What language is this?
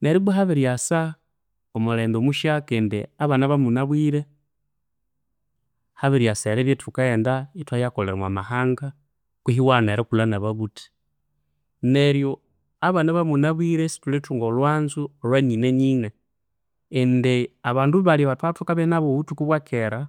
Konzo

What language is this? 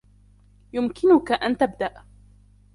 Arabic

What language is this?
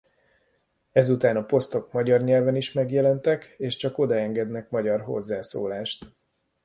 Hungarian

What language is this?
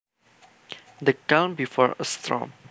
Javanese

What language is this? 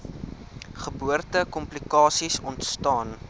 Afrikaans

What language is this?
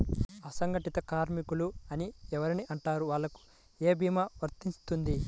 Telugu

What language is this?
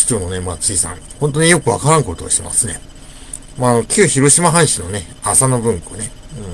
Japanese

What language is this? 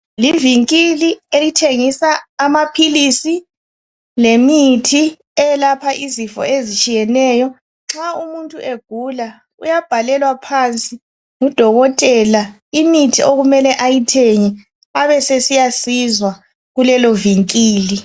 North Ndebele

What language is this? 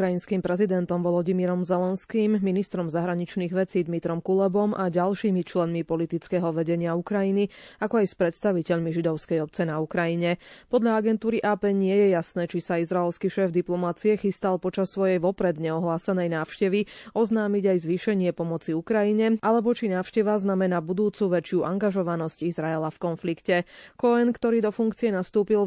Slovak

